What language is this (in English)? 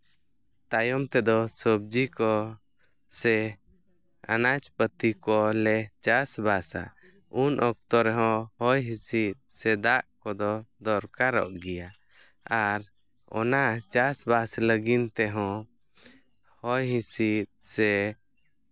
Santali